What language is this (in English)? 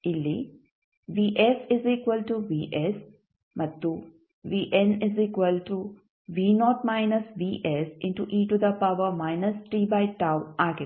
Kannada